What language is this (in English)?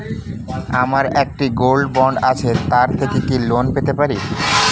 Bangla